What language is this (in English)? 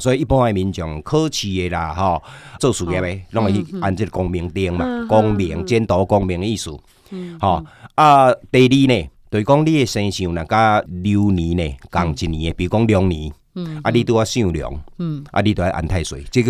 Chinese